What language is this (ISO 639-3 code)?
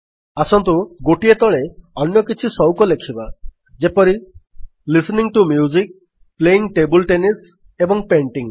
ori